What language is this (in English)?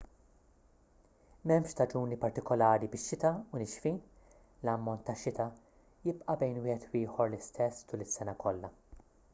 Maltese